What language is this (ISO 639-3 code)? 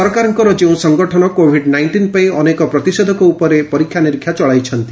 ori